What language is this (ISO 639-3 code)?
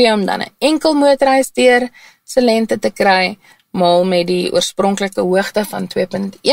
nld